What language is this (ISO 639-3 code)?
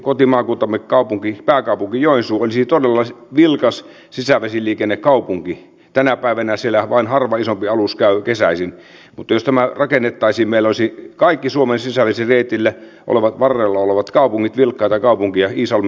fin